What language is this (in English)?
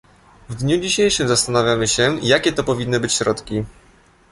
Polish